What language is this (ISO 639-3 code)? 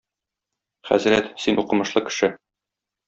tat